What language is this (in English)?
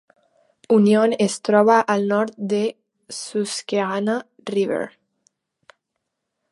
Catalan